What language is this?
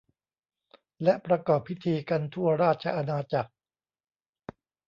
Thai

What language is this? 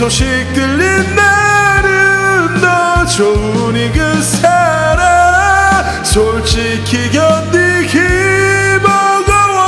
Korean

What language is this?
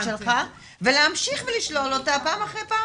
Hebrew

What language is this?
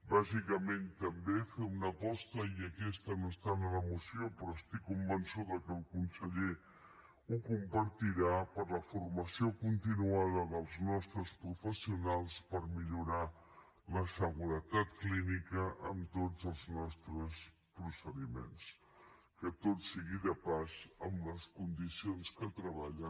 Catalan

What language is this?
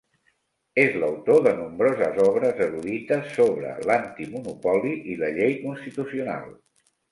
Catalan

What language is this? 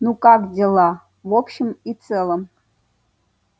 Russian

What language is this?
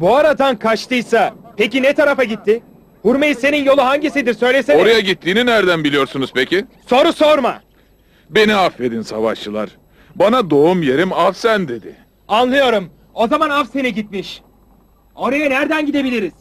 Turkish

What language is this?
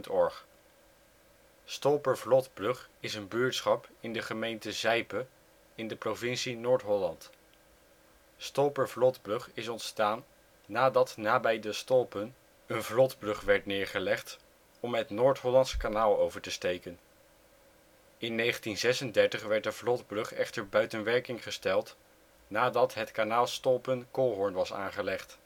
Dutch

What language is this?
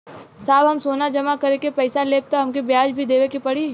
Bhojpuri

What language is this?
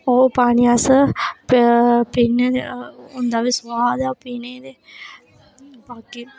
Dogri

